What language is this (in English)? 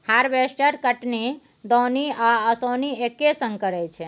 Maithili